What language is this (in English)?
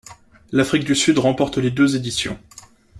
French